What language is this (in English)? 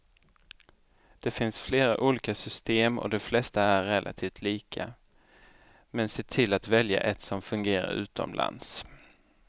Swedish